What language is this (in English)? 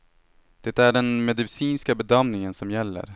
Swedish